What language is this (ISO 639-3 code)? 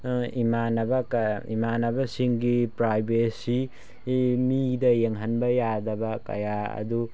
mni